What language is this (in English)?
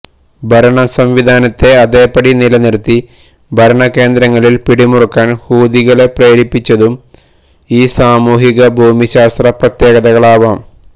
Malayalam